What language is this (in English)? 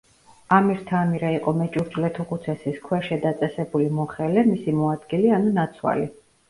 Georgian